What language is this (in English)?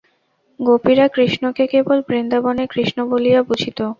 Bangla